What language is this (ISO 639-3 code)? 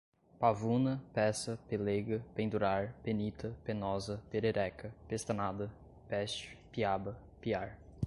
por